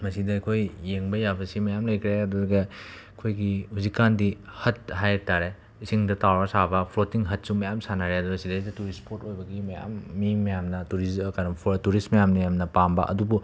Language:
Manipuri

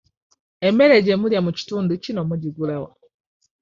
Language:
Ganda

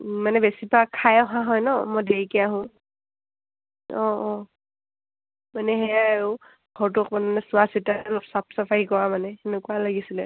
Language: Assamese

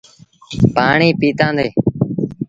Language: Sindhi Bhil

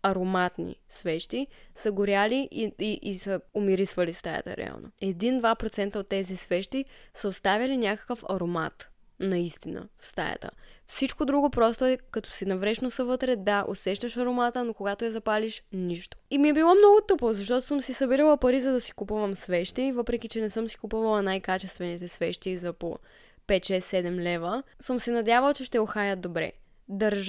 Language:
Bulgarian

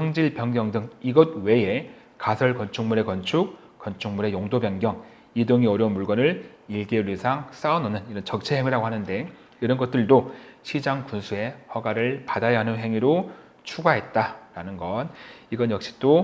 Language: Korean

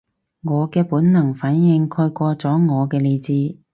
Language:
Cantonese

